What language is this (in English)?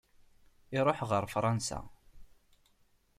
Kabyle